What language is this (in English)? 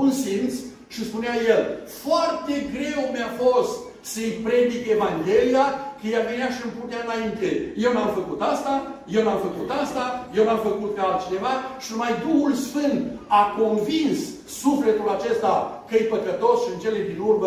Romanian